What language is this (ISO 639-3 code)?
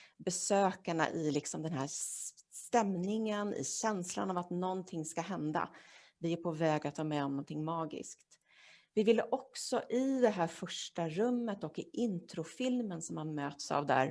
swe